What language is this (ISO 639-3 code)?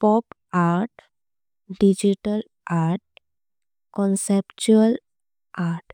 kok